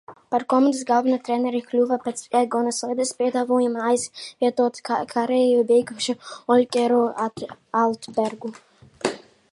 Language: Latvian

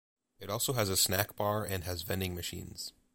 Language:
English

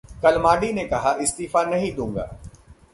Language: Hindi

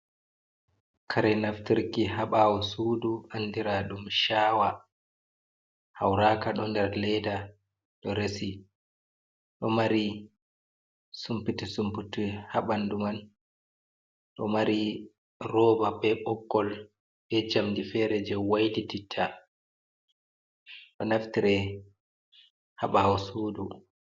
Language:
Fula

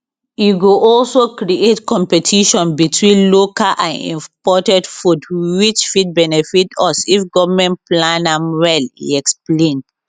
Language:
Nigerian Pidgin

